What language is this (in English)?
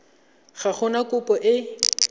Tswana